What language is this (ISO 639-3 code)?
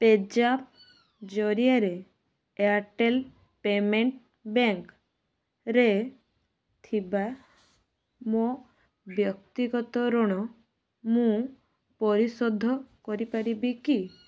ori